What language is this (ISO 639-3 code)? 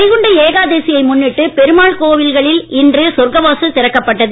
tam